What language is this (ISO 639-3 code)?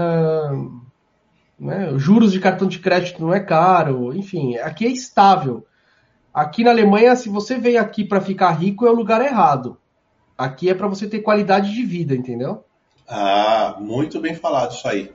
por